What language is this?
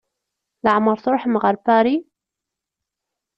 Kabyle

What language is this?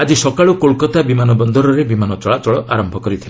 Odia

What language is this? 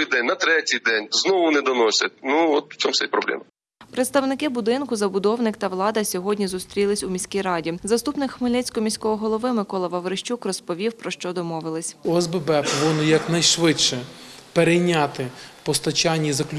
Ukrainian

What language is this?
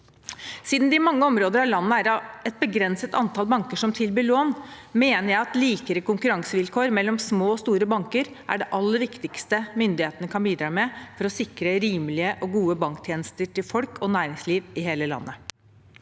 Norwegian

